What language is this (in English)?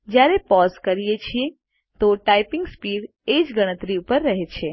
Gujarati